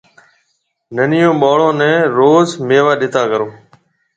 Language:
Marwari (Pakistan)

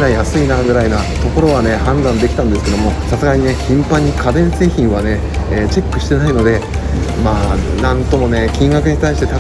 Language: Japanese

